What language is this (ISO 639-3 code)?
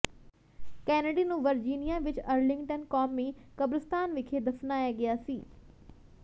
pan